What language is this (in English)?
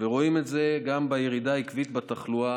Hebrew